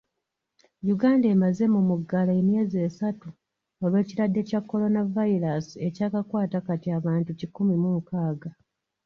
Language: Ganda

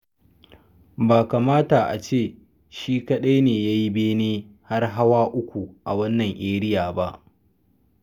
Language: Hausa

